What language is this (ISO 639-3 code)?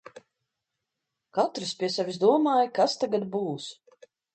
lav